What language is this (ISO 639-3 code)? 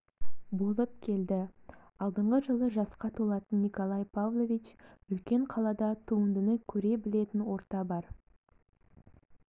kaz